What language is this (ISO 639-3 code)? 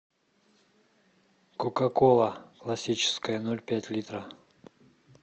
rus